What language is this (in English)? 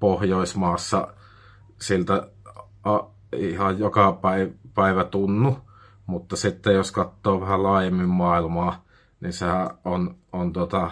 Finnish